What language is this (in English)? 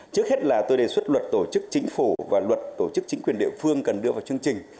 Vietnamese